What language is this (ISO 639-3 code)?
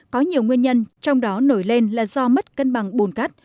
vie